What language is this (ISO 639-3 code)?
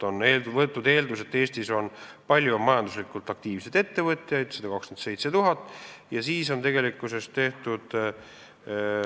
est